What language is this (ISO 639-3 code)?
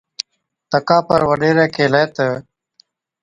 odk